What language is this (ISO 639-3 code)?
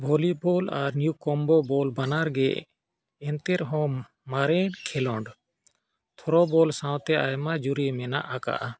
sat